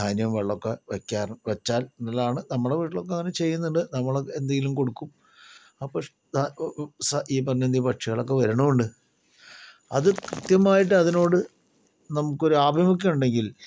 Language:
Malayalam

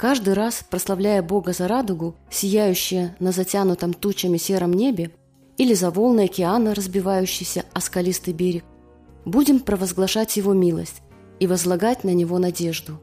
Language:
Russian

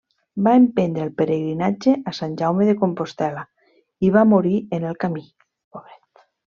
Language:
Catalan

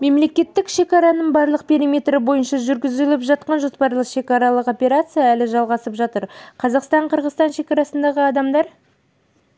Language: Kazakh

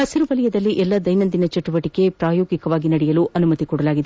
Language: Kannada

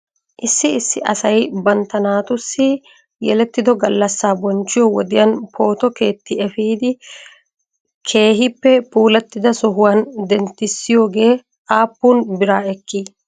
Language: Wolaytta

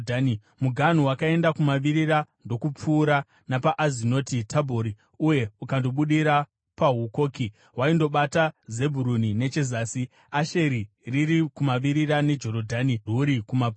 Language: Shona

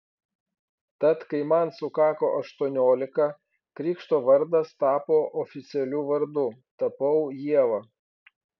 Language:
Lithuanian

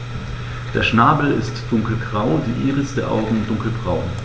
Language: German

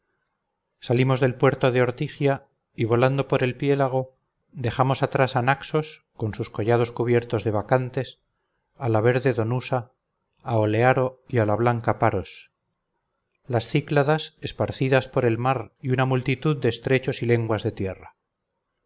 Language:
Spanish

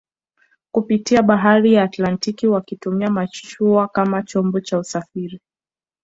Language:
Swahili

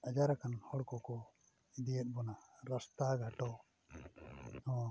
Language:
Santali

